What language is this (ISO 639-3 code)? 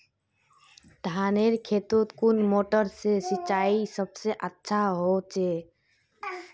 mag